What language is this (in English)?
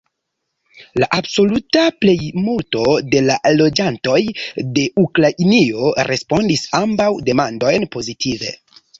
Esperanto